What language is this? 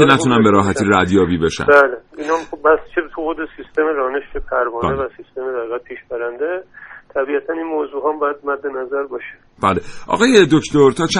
Persian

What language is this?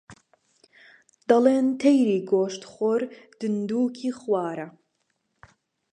Central Kurdish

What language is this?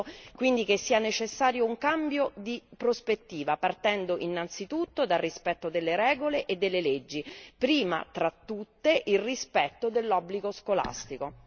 Italian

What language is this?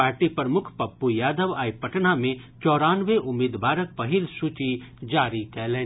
Maithili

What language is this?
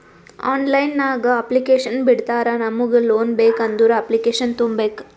Kannada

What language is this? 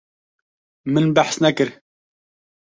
Kurdish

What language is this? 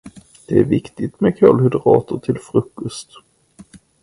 Swedish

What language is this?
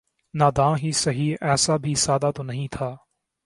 Urdu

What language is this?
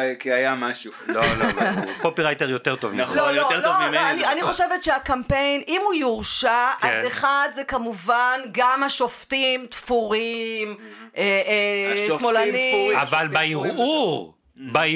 Hebrew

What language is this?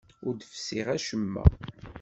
Kabyle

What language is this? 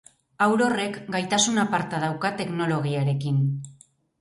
Basque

